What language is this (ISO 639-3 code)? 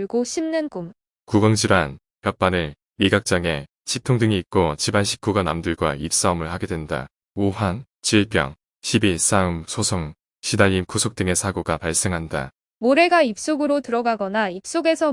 kor